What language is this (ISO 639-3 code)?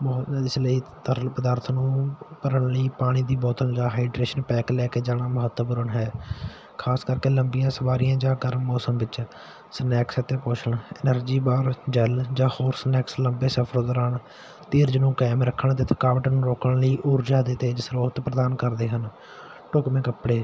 pan